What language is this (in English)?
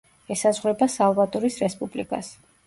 Georgian